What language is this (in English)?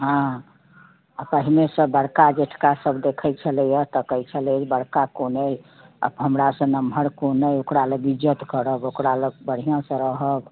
Maithili